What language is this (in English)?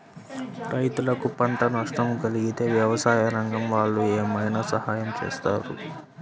Telugu